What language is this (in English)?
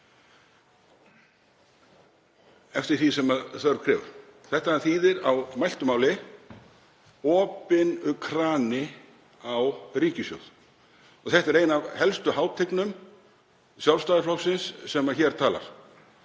Icelandic